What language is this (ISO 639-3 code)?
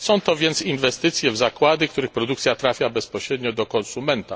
pol